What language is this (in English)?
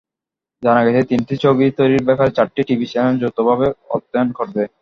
Bangla